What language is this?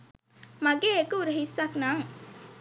Sinhala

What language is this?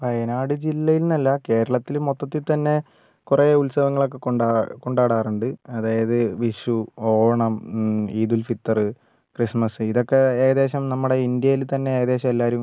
Malayalam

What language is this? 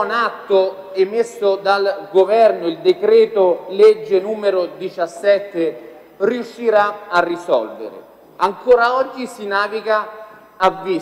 Italian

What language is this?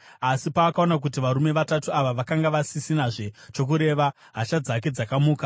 Shona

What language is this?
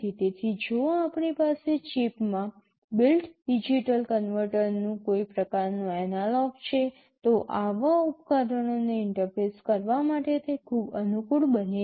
Gujarati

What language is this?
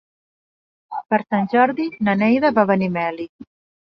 Catalan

